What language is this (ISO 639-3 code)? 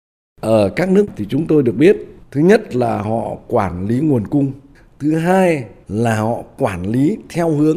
vie